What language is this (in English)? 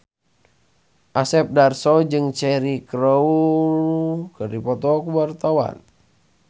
Sundanese